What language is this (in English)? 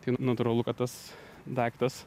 Lithuanian